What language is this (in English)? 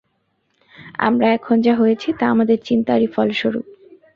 Bangla